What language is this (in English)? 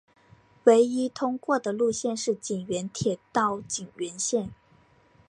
Chinese